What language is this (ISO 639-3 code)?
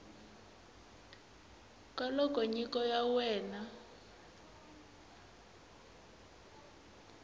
tso